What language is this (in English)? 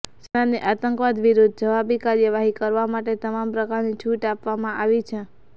Gujarati